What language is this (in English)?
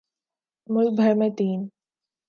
Urdu